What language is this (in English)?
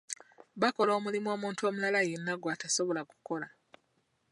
Ganda